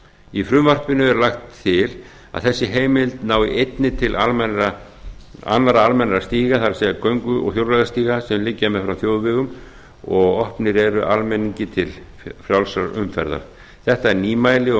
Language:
Icelandic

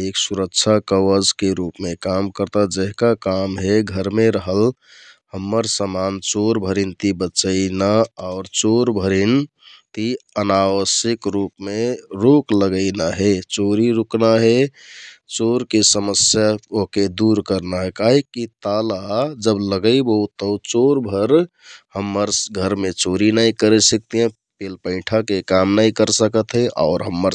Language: Kathoriya Tharu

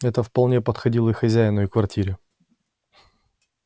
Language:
Russian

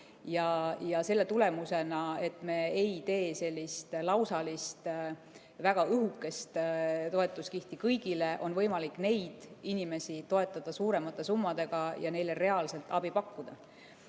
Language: Estonian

